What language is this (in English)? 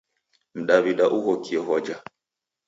Taita